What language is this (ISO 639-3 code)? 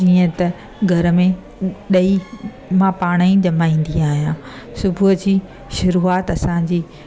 snd